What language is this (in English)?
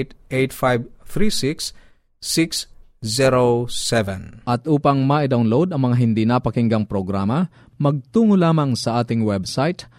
Filipino